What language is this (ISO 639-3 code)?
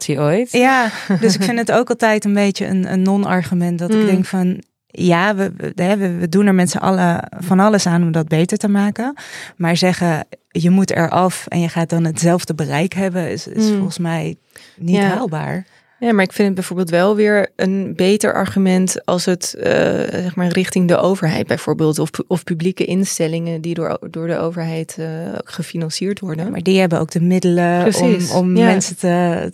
nld